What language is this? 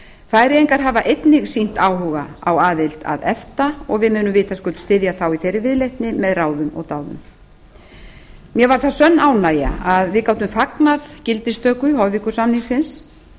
Icelandic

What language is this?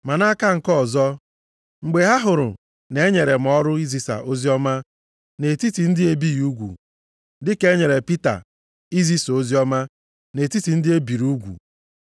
Igbo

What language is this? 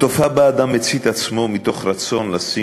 Hebrew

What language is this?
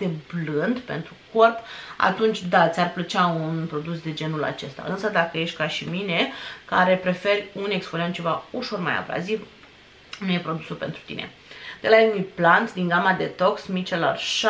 Romanian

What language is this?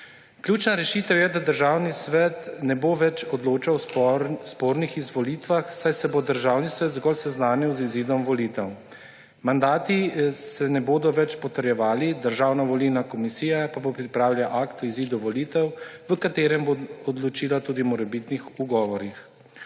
Slovenian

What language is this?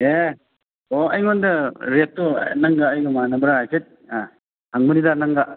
Manipuri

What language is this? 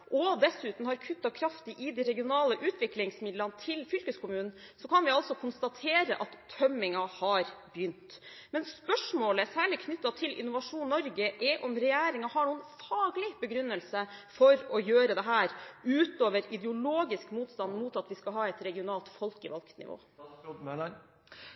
Norwegian Bokmål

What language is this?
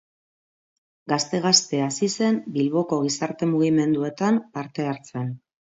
Basque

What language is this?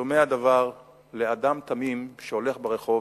Hebrew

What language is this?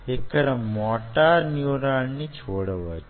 Telugu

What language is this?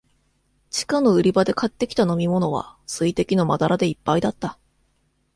Japanese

